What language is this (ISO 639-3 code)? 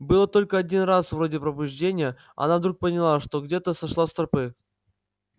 rus